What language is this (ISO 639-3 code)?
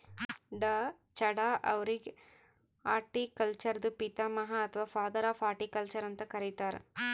kan